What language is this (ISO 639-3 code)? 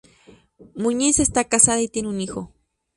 spa